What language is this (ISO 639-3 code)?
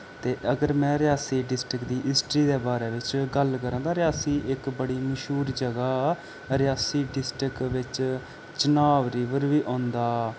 doi